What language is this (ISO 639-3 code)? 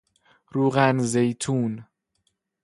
fas